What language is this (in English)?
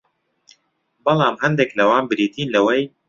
Central Kurdish